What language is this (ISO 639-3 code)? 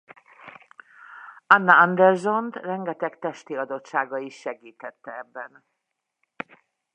hun